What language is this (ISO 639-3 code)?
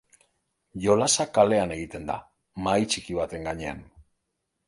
eus